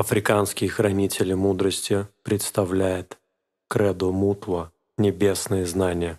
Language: Russian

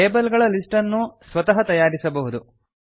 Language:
Kannada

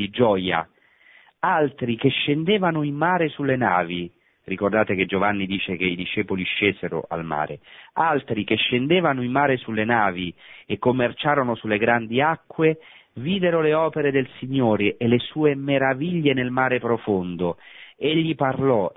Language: Italian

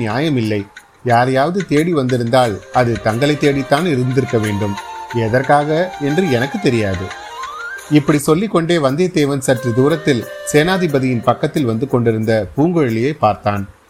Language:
Tamil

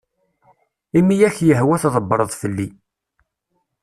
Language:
Kabyle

